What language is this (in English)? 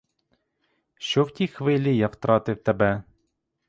Ukrainian